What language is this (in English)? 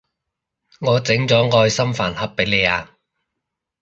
Cantonese